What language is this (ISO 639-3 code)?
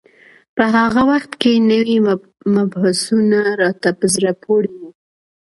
pus